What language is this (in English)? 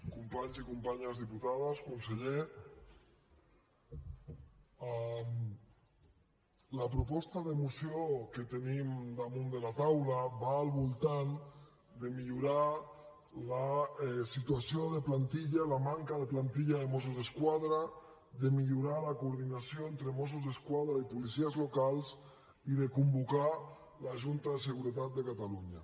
Catalan